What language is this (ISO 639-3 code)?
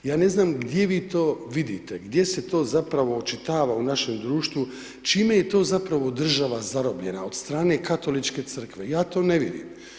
hrv